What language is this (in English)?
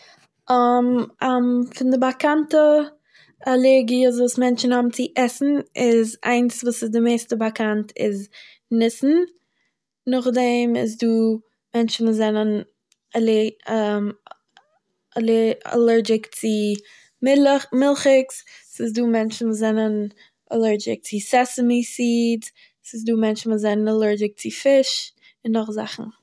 Yiddish